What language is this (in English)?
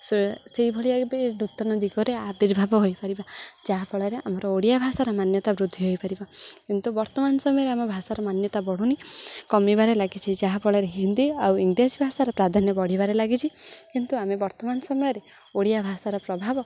Odia